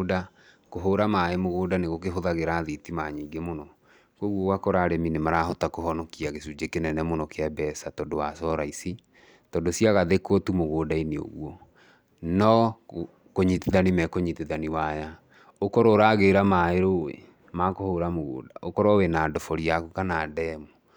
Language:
Kikuyu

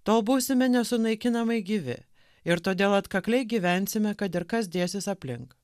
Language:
Lithuanian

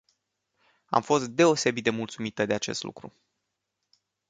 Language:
Romanian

